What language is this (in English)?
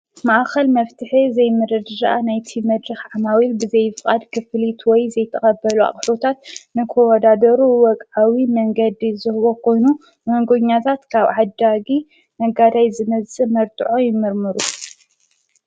Tigrinya